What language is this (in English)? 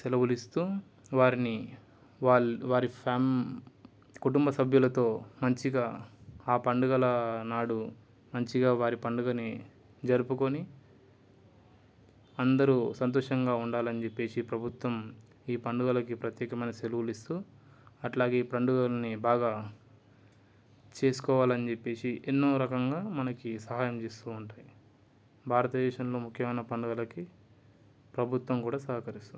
Telugu